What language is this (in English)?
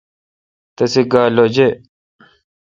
Kalkoti